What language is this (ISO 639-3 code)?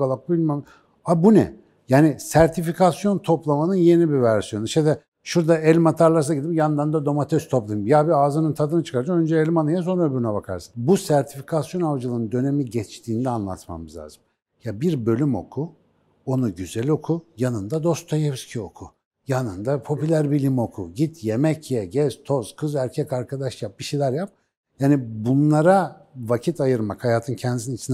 tur